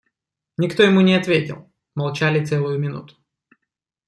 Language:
Russian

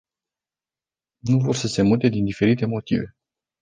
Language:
Romanian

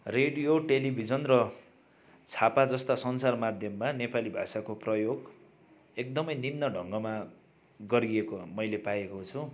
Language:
Nepali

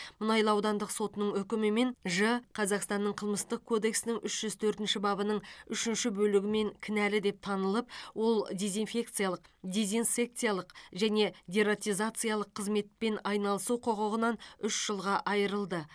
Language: Kazakh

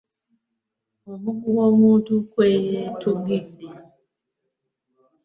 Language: Ganda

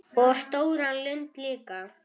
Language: Icelandic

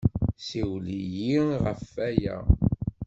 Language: Kabyle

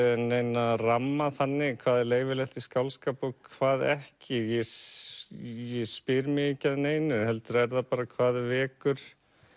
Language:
Icelandic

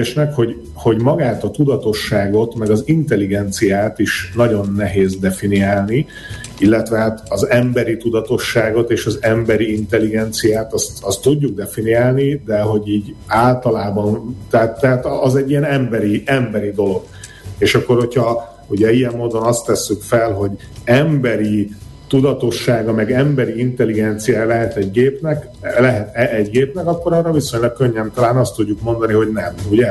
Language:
Hungarian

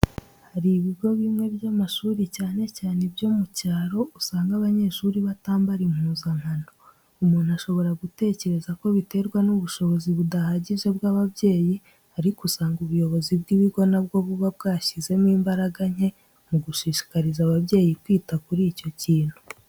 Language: Kinyarwanda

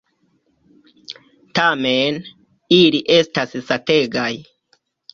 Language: Esperanto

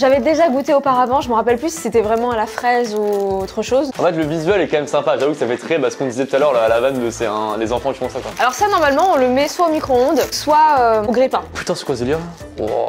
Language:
French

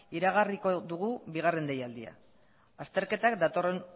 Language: Basque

